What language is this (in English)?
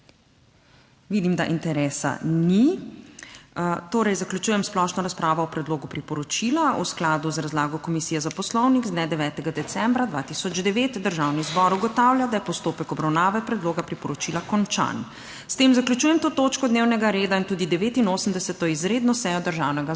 Slovenian